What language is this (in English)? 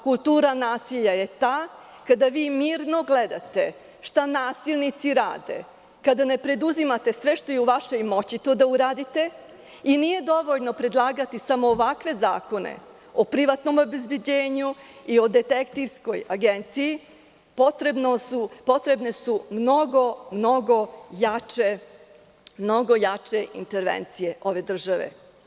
Serbian